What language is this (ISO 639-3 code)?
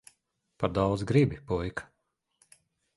lav